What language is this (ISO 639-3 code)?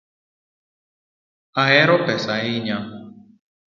luo